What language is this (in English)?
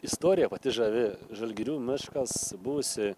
Lithuanian